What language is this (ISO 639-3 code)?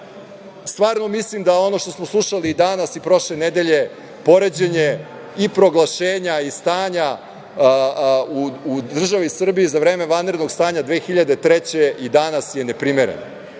srp